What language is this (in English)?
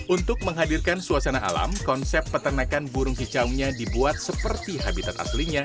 Indonesian